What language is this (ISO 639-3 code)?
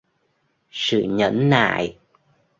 vie